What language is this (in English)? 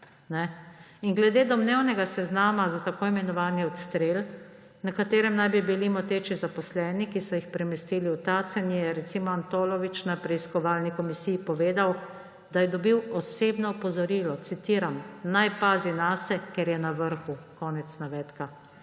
Slovenian